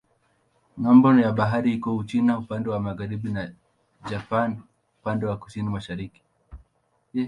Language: Swahili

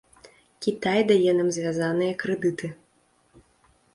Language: Belarusian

